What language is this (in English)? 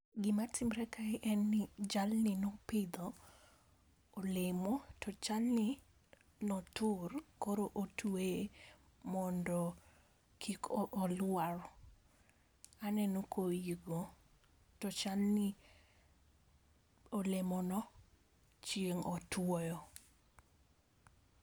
Luo (Kenya and Tanzania)